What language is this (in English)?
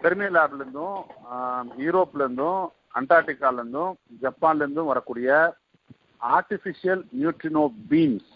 Tamil